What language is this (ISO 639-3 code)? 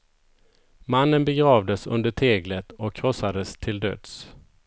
swe